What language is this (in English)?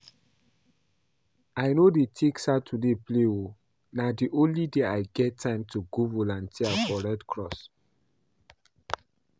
Nigerian Pidgin